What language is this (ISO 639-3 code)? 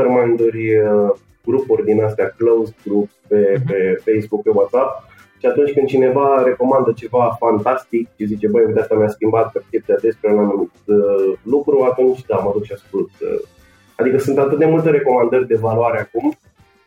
ron